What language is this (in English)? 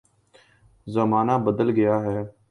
Urdu